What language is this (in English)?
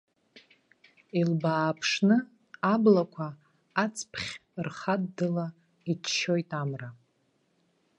Abkhazian